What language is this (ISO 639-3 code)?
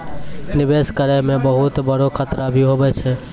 mai